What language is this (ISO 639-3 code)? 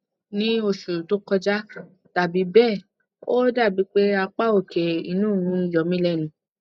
yor